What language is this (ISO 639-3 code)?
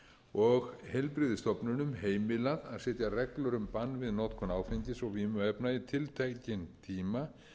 isl